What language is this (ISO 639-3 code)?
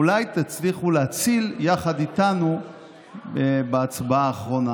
heb